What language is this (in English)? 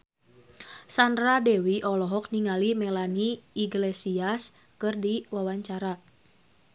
Sundanese